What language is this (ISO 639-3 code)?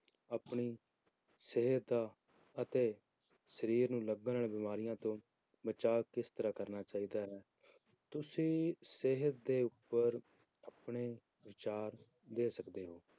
pan